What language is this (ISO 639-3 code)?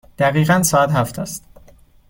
fas